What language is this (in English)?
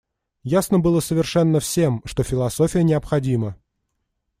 Russian